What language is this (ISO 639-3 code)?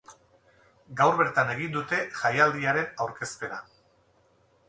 eus